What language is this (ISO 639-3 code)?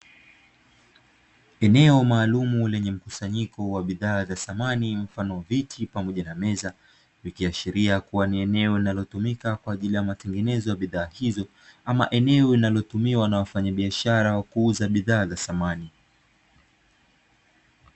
swa